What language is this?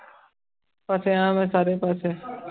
Punjabi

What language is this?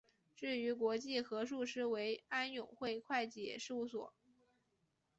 Chinese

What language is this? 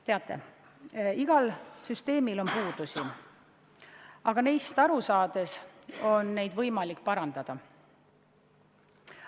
Estonian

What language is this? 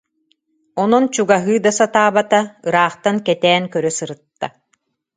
Yakut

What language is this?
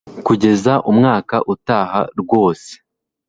Kinyarwanda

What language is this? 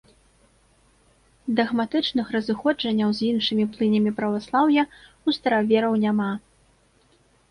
Belarusian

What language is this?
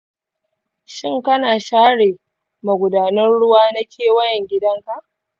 Hausa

